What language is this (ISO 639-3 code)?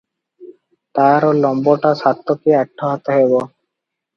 ori